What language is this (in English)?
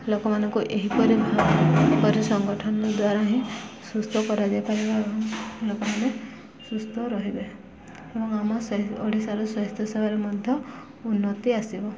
Odia